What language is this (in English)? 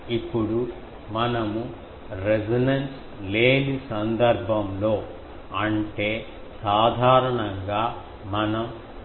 Telugu